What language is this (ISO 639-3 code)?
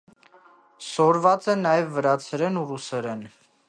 hye